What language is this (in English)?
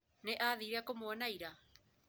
Kikuyu